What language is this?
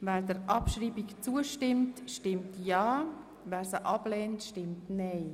Swiss German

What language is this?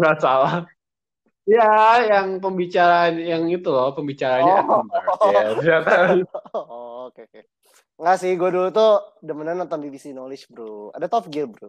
Indonesian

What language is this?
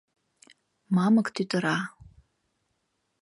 Mari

